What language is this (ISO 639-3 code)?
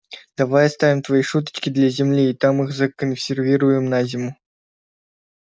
rus